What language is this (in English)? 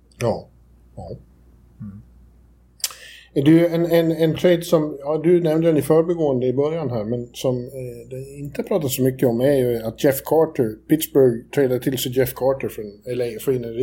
Swedish